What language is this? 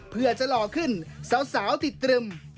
Thai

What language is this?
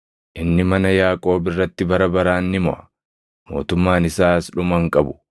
Oromo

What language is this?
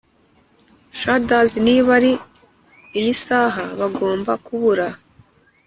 Kinyarwanda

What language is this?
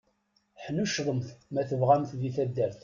Kabyle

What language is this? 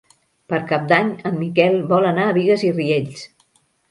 Catalan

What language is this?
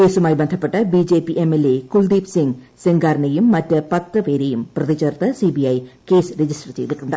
Malayalam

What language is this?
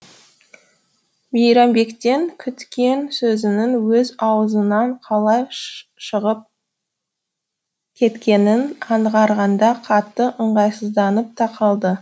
Kazakh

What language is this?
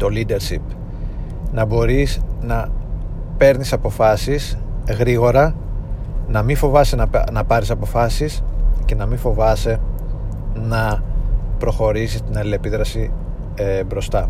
Greek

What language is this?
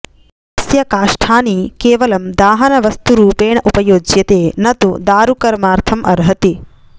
Sanskrit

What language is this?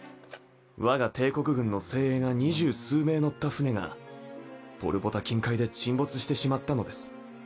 Japanese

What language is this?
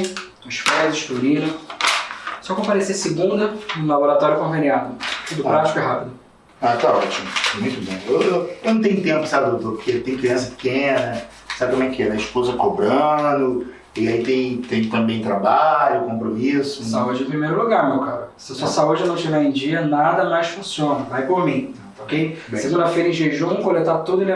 Portuguese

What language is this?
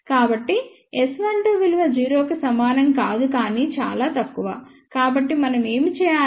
Telugu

